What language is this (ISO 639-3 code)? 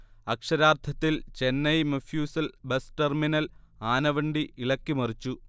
mal